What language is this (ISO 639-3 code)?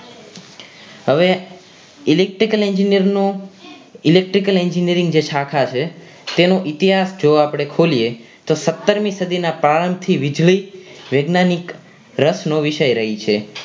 guj